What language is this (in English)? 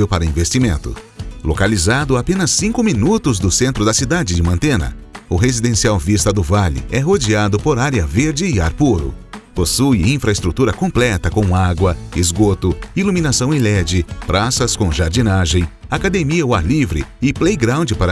Portuguese